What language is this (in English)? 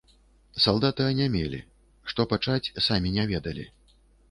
Belarusian